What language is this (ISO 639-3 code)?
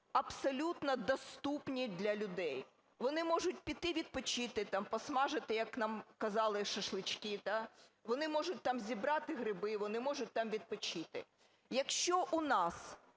ukr